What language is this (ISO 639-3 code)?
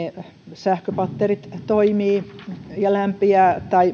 fin